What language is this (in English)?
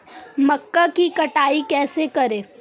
Hindi